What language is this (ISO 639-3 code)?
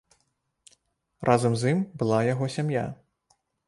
bel